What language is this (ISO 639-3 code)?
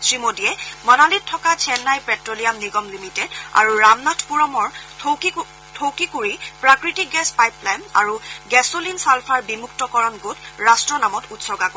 asm